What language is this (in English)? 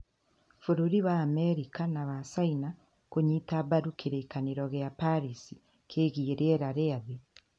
Kikuyu